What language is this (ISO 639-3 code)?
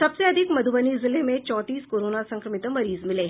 hin